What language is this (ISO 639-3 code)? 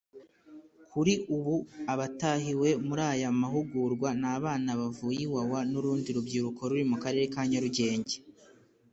kin